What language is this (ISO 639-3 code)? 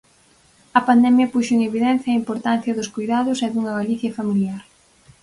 glg